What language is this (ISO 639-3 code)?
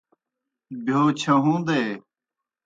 plk